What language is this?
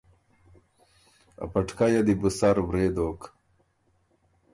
Ormuri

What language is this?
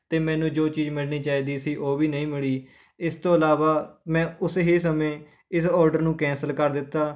Punjabi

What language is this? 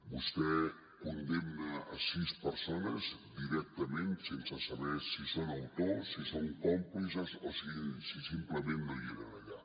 Catalan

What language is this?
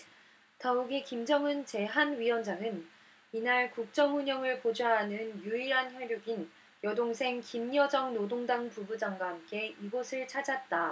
Korean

